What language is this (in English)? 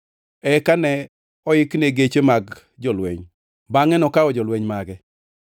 Luo (Kenya and Tanzania)